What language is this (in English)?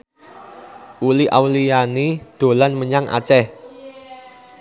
Javanese